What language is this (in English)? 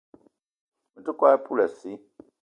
Eton (Cameroon)